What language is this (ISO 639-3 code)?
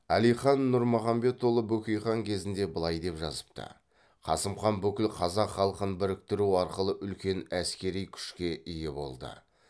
kaz